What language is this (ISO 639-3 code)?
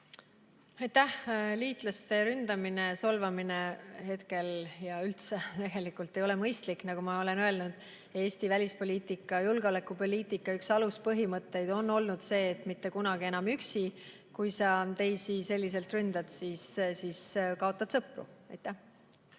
est